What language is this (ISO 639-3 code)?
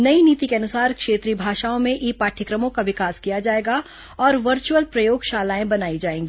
hin